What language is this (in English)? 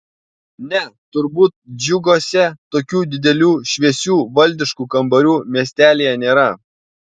Lithuanian